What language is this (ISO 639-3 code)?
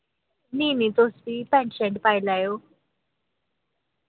doi